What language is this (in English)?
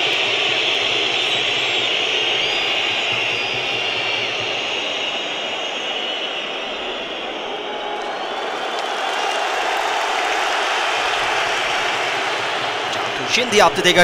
Turkish